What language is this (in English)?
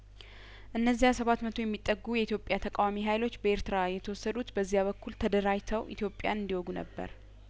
Amharic